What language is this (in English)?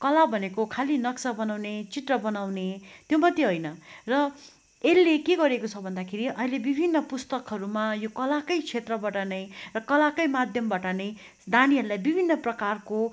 Nepali